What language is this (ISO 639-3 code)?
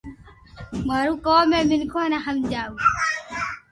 lrk